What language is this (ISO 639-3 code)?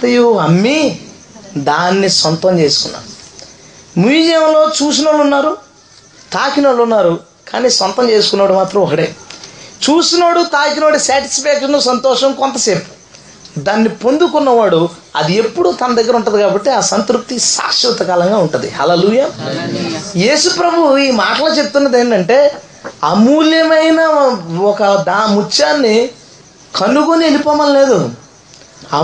tel